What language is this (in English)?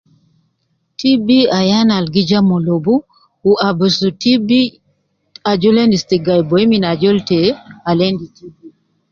Nubi